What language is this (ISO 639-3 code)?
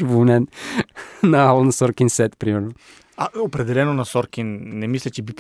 bul